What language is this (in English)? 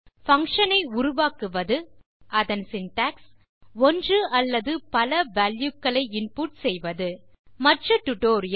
Tamil